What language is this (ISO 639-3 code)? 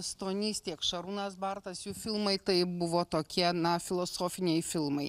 lit